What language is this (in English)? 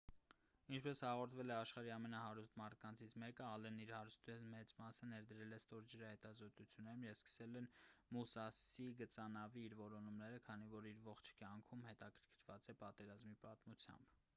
Armenian